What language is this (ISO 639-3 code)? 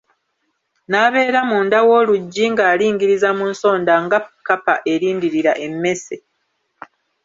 lug